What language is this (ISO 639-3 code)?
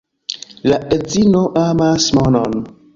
epo